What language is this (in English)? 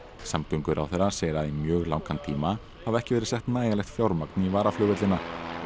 Icelandic